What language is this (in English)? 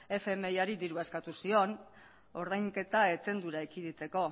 Basque